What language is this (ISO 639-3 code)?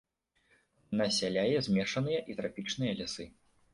bel